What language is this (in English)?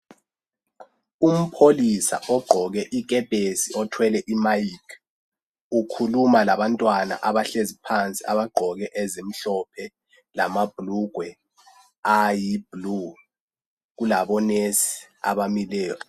North Ndebele